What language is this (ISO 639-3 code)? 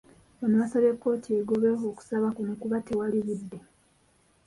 lug